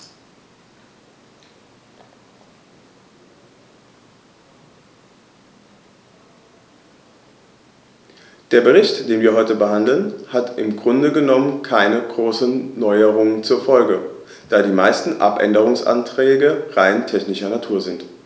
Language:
German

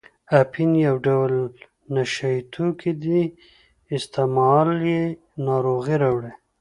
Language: Pashto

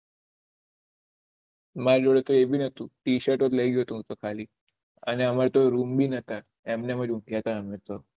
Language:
Gujarati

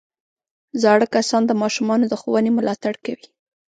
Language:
Pashto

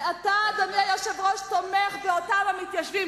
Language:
Hebrew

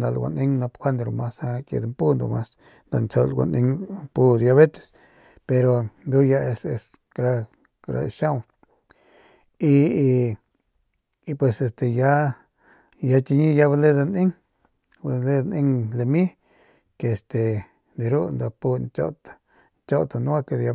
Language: Northern Pame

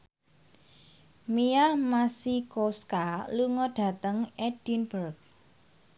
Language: Javanese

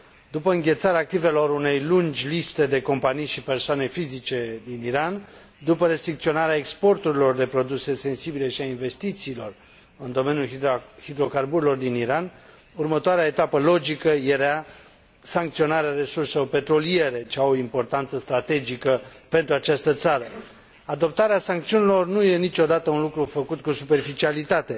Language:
Romanian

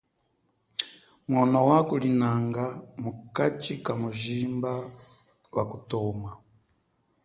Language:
Chokwe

